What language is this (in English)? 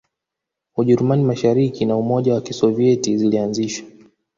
Swahili